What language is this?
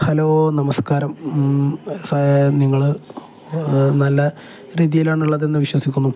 Malayalam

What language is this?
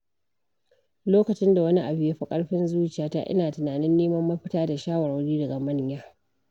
Hausa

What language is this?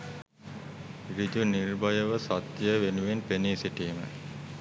Sinhala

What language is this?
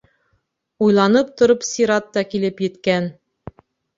Bashkir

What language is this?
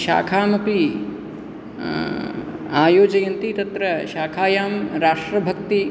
Sanskrit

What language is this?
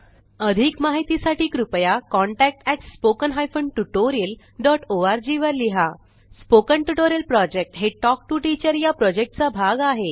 Marathi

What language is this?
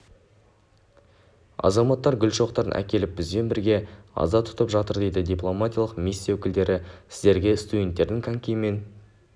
Kazakh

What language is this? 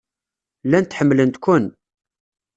Kabyle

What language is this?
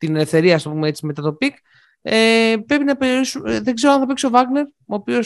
Greek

